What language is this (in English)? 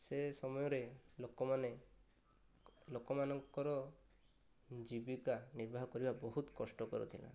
Odia